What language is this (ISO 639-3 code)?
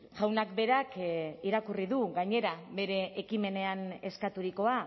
eus